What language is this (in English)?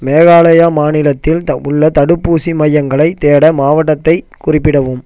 Tamil